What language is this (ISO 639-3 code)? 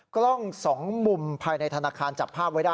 tha